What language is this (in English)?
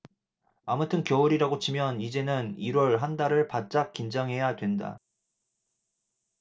Korean